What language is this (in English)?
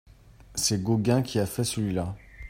French